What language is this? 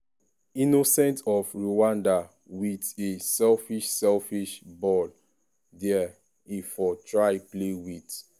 Nigerian Pidgin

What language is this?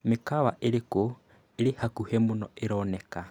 Kikuyu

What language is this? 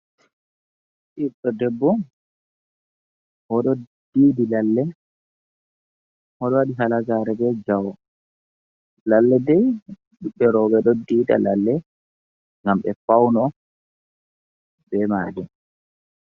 Fula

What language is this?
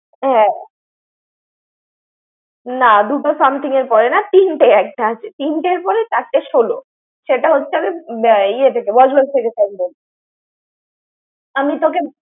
Bangla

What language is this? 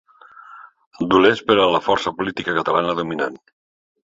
Catalan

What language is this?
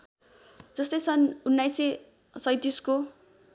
Nepali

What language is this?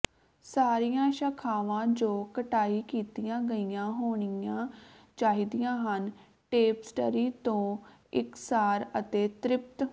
Punjabi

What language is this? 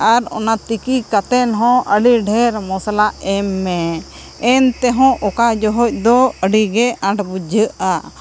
Santali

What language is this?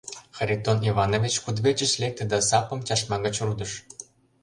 Mari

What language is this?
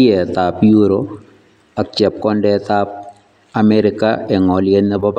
Kalenjin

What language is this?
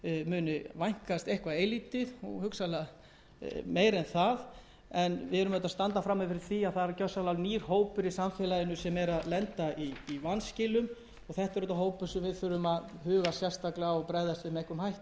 Icelandic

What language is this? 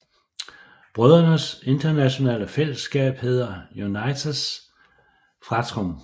Danish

